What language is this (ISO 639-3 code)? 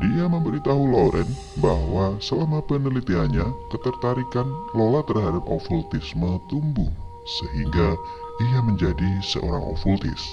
ind